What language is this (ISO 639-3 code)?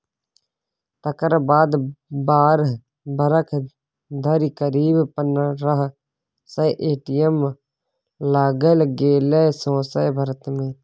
mai